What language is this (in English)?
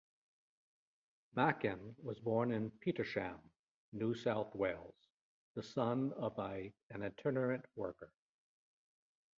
English